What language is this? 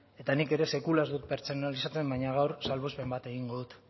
Basque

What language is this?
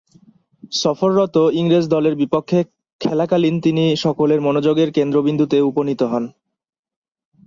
Bangla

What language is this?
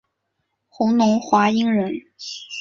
Chinese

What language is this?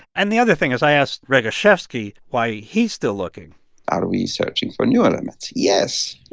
English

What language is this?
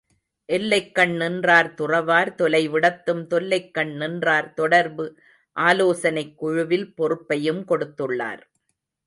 Tamil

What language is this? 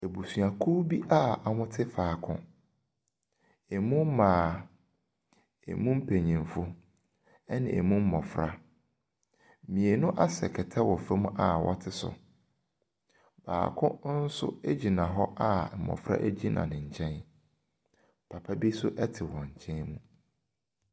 Akan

